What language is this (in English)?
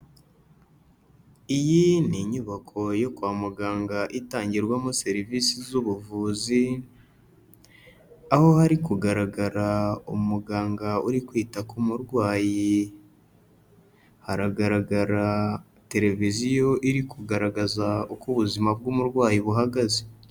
Kinyarwanda